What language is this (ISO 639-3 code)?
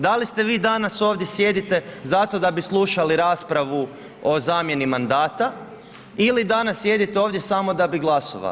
hrv